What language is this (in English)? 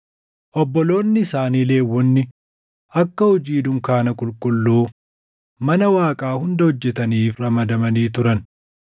Oromo